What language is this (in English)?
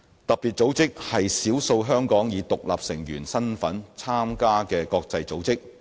Cantonese